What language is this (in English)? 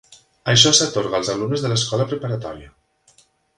Catalan